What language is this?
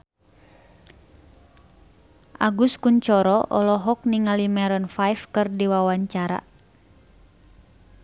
Sundanese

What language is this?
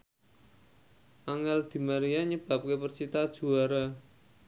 Javanese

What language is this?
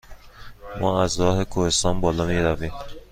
Persian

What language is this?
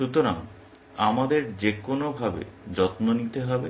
Bangla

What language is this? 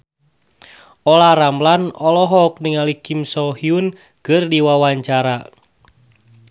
Sundanese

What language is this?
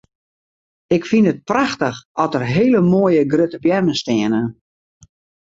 Western Frisian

